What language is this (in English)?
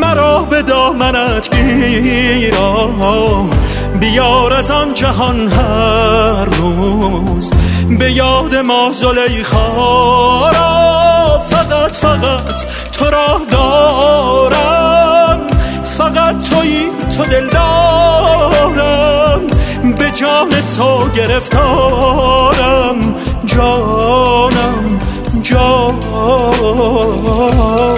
Persian